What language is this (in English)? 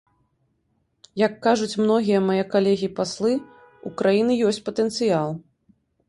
Belarusian